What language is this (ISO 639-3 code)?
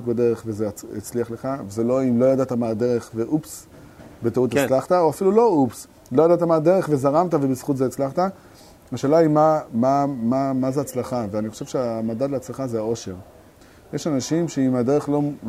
heb